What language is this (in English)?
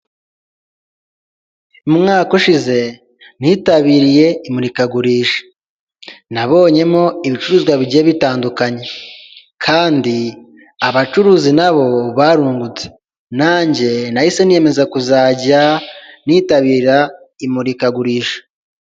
Kinyarwanda